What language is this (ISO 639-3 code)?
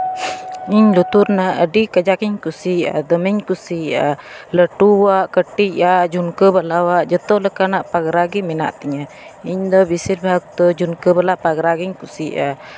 sat